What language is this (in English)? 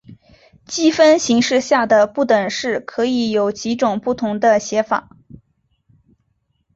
Chinese